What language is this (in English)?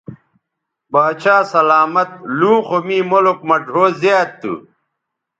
Bateri